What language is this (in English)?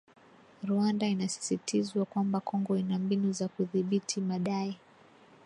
Swahili